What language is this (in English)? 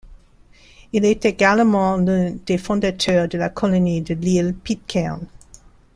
French